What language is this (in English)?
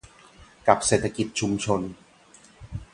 Thai